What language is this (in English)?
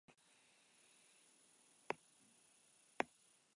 Basque